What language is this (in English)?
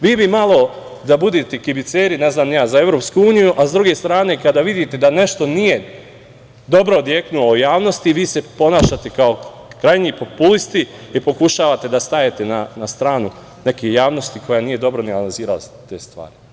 Serbian